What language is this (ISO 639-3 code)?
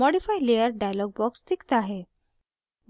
hin